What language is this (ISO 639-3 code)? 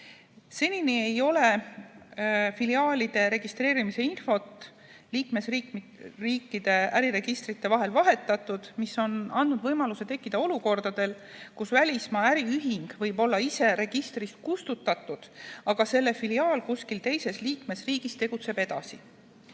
est